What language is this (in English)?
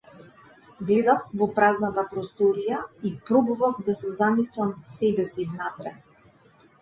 Macedonian